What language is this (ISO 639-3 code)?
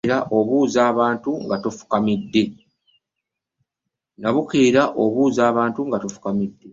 lug